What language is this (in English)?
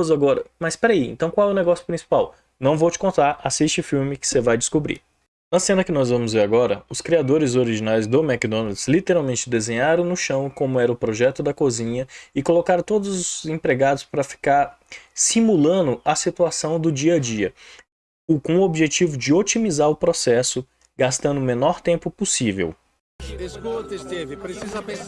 Portuguese